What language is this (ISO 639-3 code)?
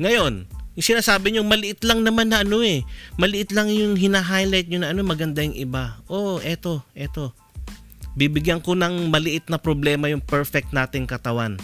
fil